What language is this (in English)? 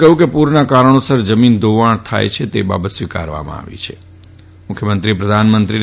Gujarati